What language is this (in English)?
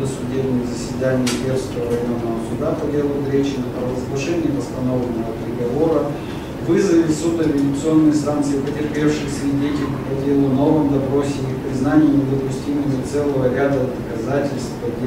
Russian